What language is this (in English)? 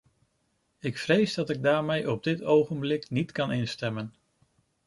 Dutch